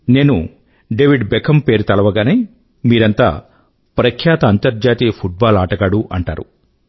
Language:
Telugu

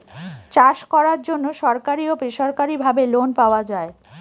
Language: Bangla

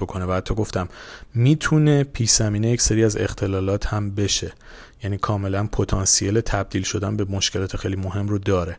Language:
Persian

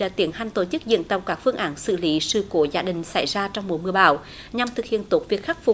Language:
Vietnamese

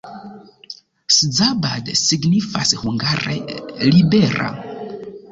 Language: Esperanto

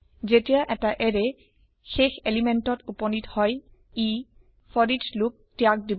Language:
Assamese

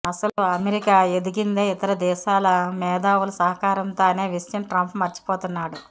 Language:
Telugu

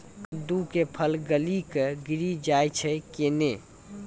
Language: Maithili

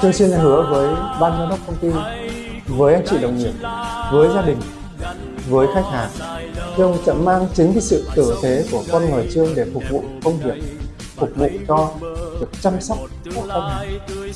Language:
Vietnamese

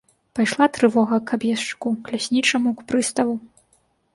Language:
Belarusian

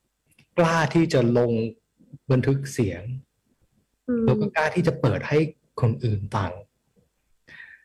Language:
Thai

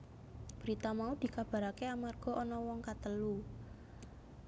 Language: Javanese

